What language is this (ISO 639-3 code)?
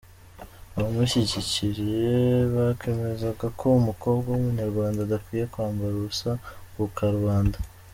kin